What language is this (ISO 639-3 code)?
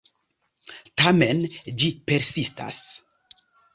epo